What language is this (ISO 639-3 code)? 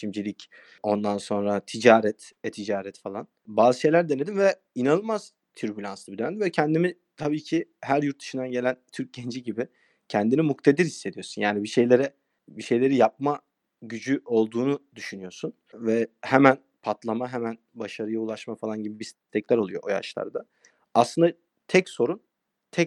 tur